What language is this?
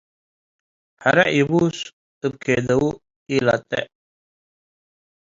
Tigre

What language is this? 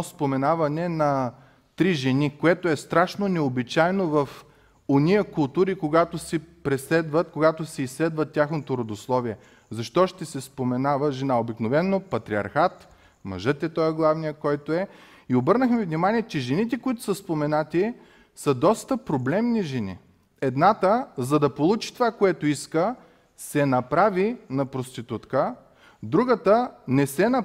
Bulgarian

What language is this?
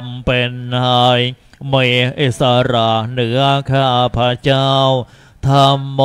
Thai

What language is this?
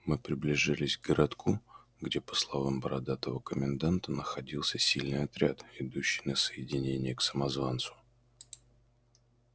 Russian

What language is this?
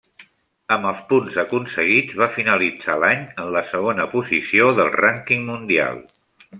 Catalan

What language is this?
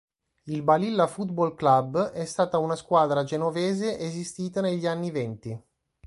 Italian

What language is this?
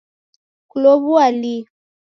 Taita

